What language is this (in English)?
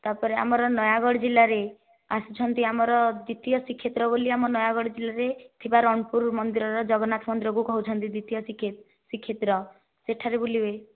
Odia